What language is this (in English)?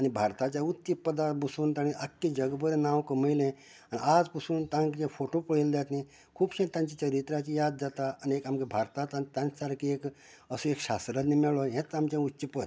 Konkani